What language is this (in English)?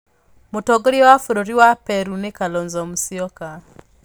Kikuyu